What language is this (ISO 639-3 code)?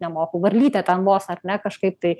lit